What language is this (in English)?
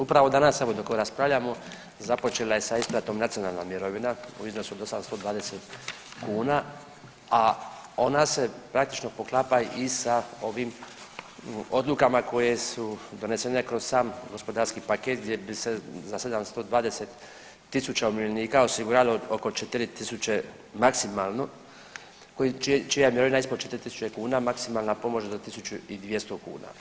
Croatian